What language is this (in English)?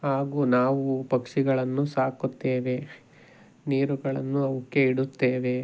Kannada